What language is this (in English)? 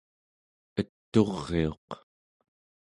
Central Yupik